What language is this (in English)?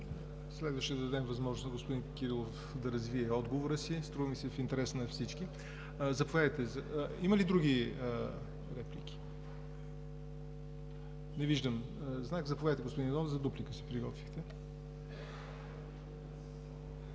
Bulgarian